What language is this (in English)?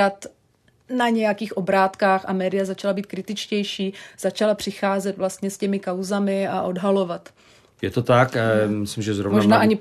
Czech